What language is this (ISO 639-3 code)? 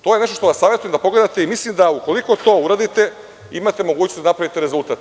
srp